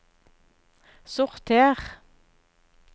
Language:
Norwegian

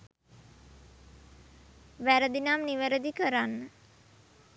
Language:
Sinhala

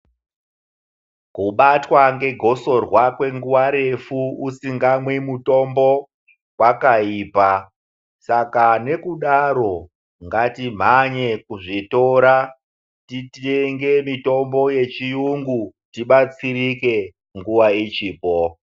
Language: Ndau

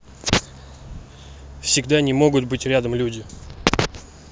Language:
Russian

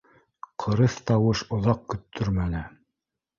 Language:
Bashkir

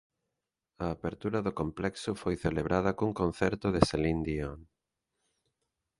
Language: Galician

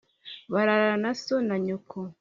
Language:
Kinyarwanda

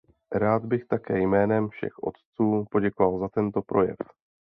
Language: Czech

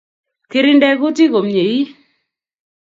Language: Kalenjin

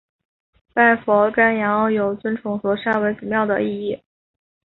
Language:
Chinese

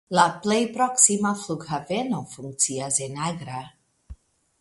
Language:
Esperanto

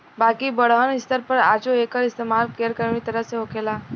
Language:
Bhojpuri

